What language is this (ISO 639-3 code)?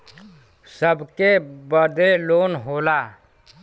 bho